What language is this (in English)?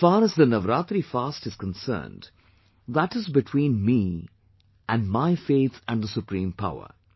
English